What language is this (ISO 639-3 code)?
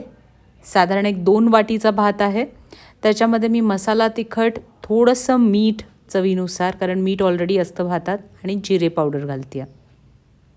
mar